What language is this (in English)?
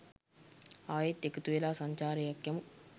Sinhala